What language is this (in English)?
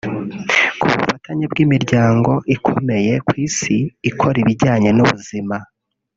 Kinyarwanda